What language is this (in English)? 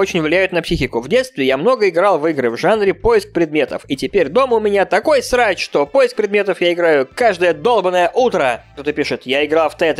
Russian